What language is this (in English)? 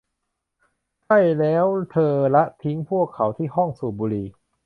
Thai